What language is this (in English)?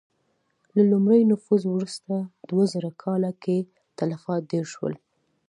Pashto